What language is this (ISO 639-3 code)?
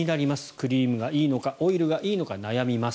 jpn